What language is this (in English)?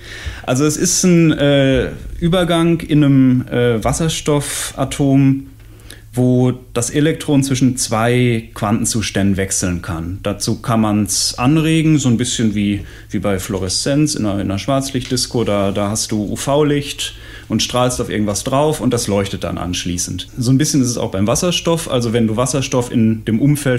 German